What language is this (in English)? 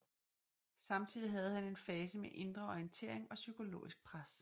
Danish